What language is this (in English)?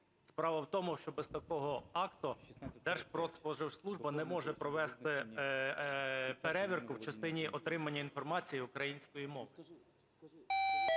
Ukrainian